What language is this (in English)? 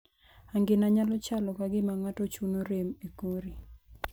Luo (Kenya and Tanzania)